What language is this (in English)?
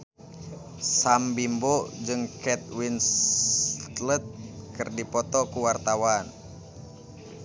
Sundanese